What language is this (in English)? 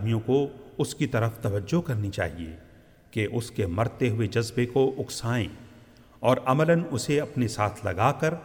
Urdu